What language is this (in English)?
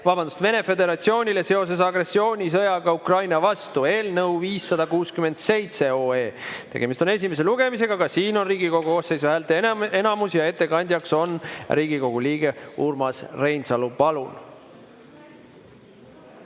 Estonian